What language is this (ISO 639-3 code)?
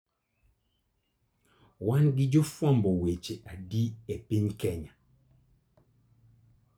luo